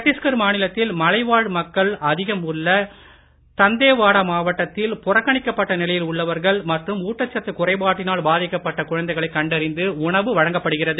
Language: Tamil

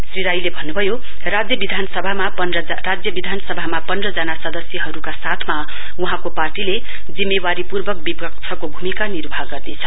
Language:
Nepali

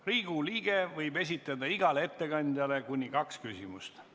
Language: Estonian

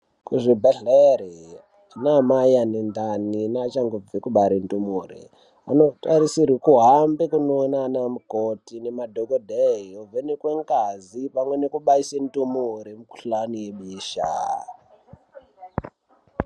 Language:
Ndau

